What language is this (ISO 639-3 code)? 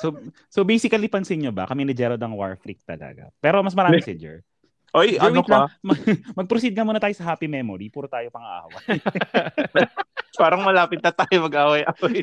fil